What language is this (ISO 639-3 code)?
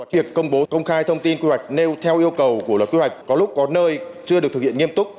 vie